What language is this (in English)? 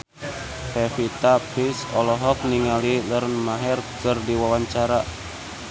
Sundanese